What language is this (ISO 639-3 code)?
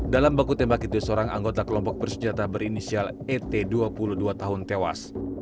ind